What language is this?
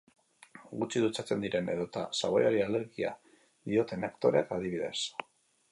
Basque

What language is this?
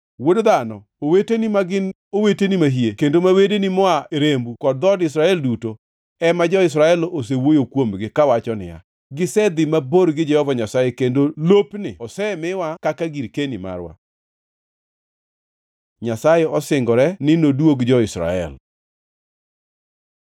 Luo (Kenya and Tanzania)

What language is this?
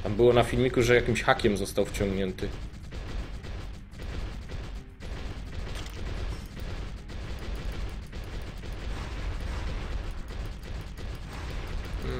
Polish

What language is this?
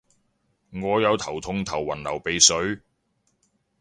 Cantonese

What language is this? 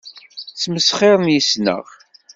Kabyle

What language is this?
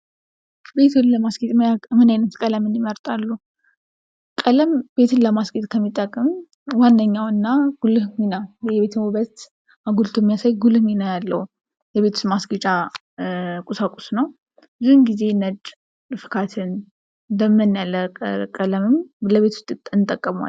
Amharic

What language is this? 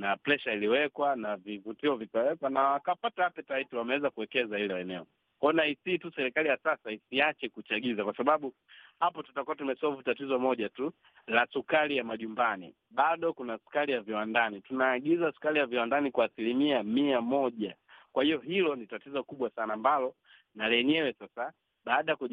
Swahili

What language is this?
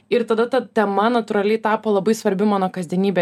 Lithuanian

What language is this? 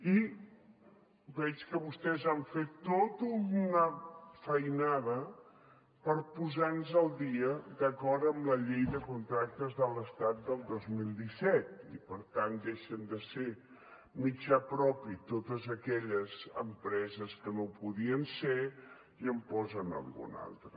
Catalan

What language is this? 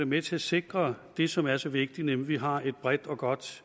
Danish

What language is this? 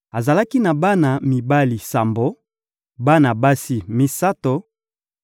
Lingala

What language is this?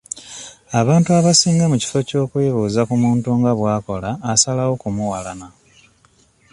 Ganda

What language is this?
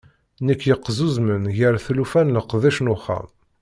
Kabyle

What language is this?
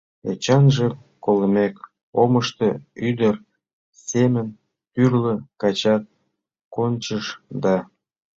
Mari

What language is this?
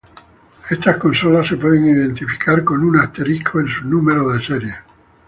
Spanish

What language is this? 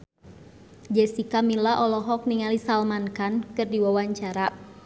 Sundanese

